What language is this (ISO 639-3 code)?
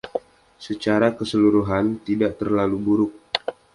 ind